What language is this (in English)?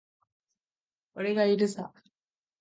Japanese